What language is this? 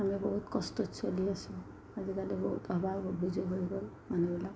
Assamese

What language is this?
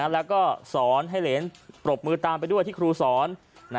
Thai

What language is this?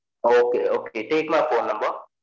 Tamil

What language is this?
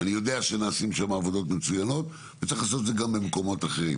Hebrew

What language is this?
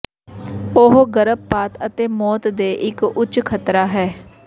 Punjabi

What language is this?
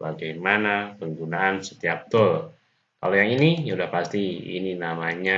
Indonesian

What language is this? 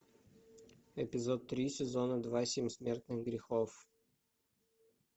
Russian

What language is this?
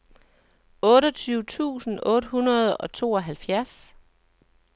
Danish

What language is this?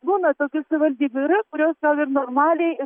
Lithuanian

